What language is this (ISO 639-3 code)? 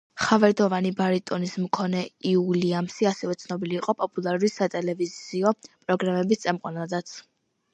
kat